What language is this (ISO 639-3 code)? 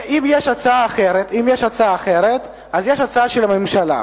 heb